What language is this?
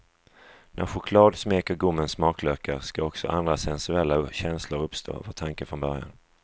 Swedish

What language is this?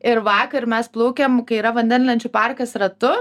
Lithuanian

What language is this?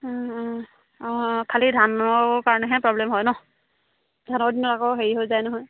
Assamese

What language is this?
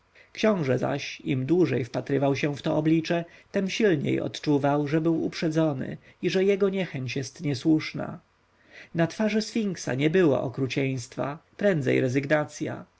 Polish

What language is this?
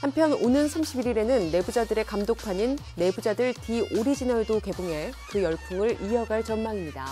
Korean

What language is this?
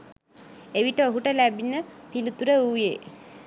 Sinhala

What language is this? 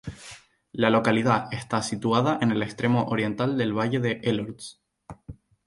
Spanish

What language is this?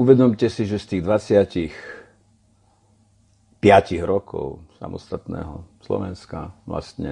Slovak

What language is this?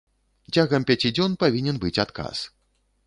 Belarusian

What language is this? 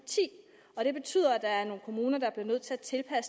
Danish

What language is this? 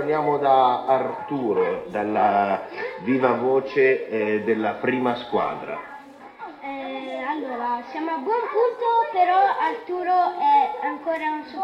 Italian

